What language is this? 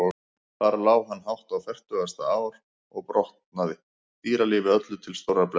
Icelandic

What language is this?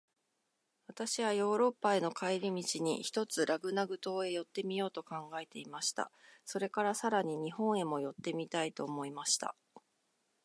Japanese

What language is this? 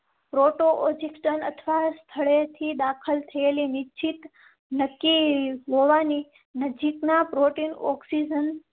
Gujarati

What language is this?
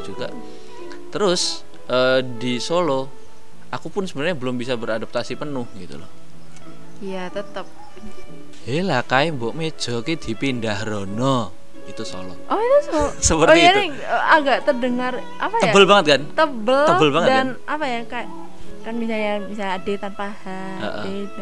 Indonesian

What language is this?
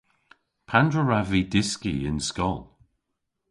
Cornish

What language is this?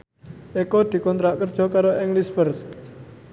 Javanese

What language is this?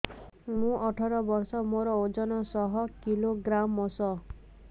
Odia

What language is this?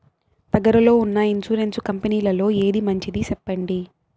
Telugu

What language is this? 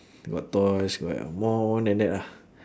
English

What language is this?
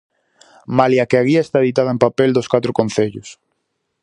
Galician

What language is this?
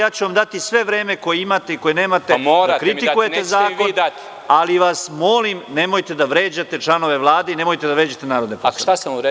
Serbian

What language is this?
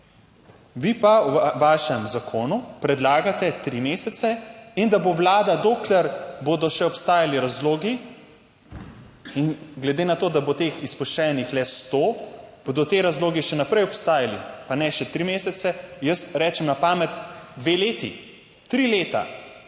Slovenian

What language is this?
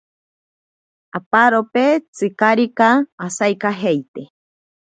Ashéninka Perené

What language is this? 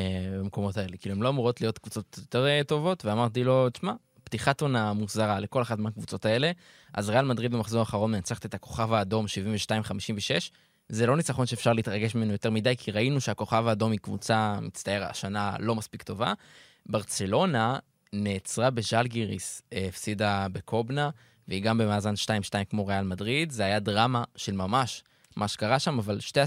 Hebrew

